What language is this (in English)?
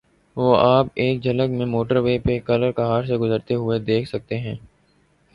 Urdu